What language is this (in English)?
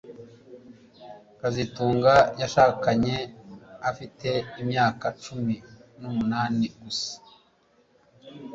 Kinyarwanda